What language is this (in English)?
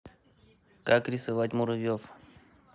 Russian